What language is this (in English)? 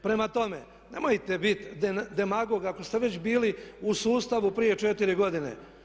Croatian